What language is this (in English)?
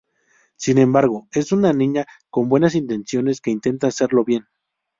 Spanish